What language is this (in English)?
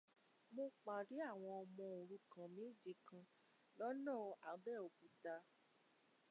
Yoruba